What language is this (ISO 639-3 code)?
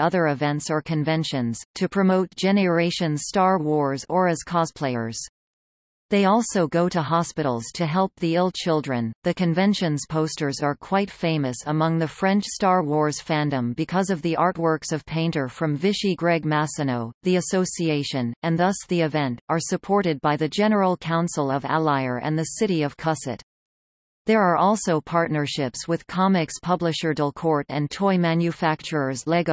eng